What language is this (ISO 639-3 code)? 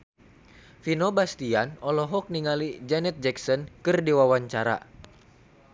sun